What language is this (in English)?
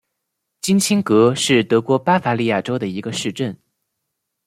Chinese